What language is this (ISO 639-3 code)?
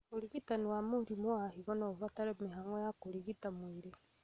kik